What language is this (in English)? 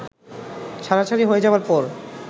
Bangla